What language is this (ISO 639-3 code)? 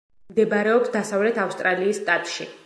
kat